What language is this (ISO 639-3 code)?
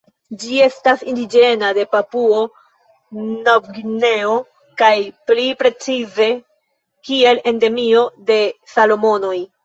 epo